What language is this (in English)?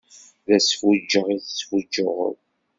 Kabyle